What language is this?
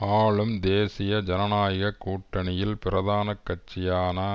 Tamil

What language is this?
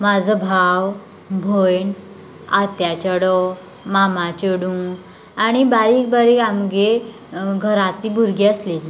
Konkani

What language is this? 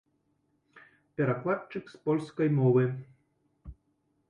Belarusian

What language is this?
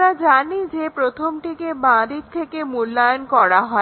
Bangla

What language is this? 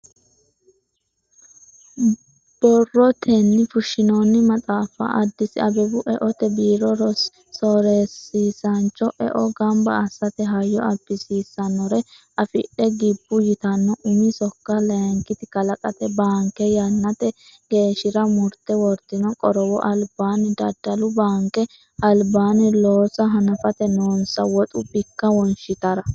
Sidamo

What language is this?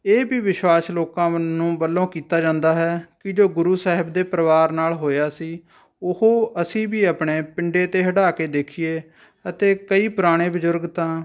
Punjabi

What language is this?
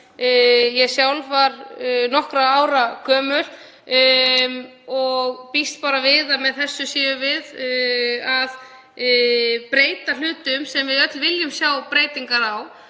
Icelandic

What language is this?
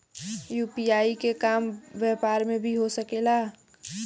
Bhojpuri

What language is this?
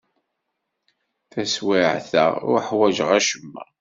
Kabyle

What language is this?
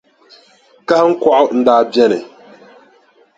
Dagbani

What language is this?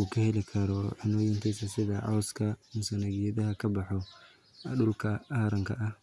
Somali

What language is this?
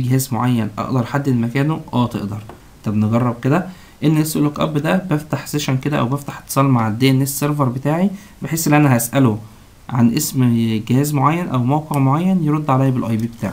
Arabic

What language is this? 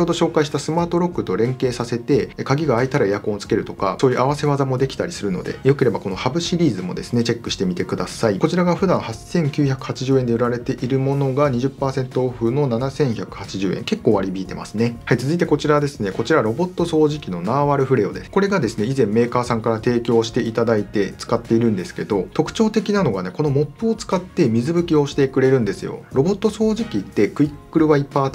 Japanese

